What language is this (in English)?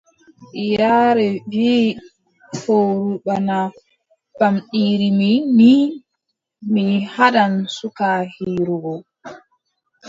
Adamawa Fulfulde